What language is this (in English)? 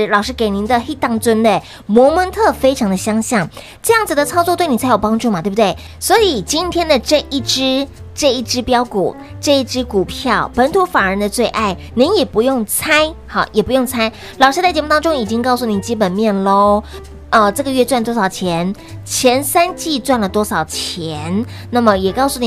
Chinese